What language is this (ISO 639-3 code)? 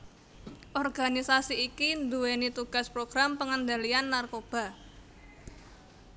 jav